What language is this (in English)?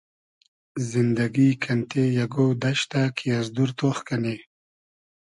Hazaragi